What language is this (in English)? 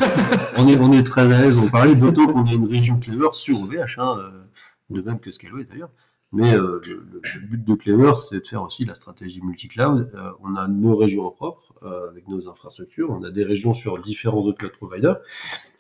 French